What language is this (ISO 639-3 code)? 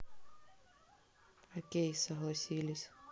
rus